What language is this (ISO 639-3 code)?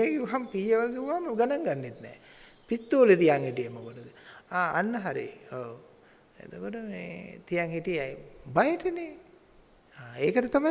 sin